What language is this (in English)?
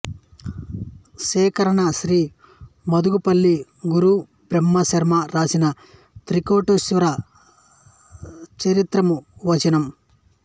Telugu